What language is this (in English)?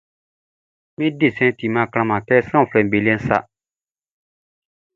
Baoulé